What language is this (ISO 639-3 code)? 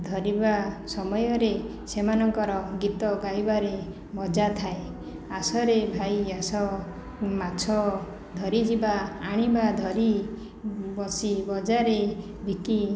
ori